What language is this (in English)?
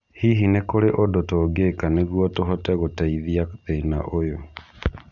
Kikuyu